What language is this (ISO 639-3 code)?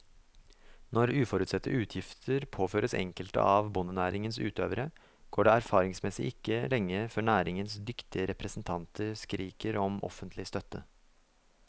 nor